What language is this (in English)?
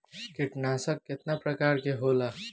Bhojpuri